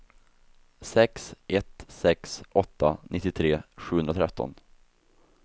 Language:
Swedish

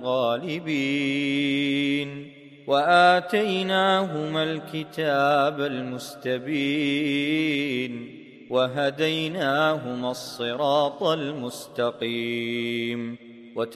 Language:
Arabic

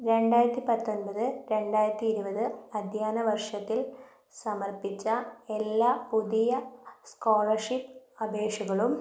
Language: Malayalam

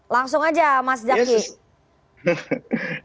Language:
Indonesian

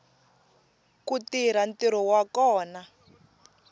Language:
Tsonga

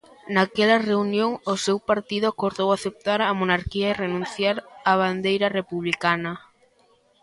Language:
Galician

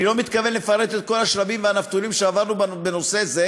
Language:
Hebrew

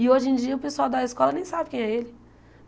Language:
Portuguese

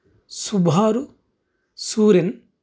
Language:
Telugu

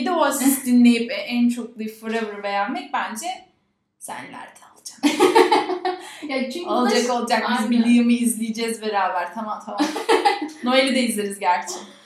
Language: Turkish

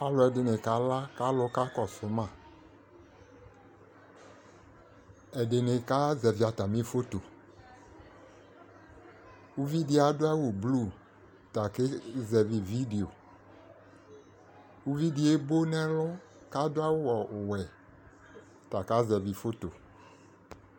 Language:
Ikposo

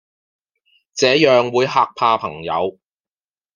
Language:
Cantonese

